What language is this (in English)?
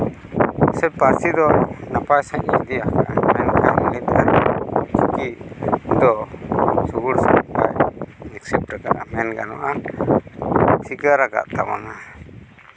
Santali